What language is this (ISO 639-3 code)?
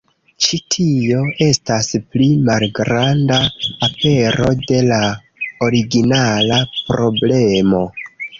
epo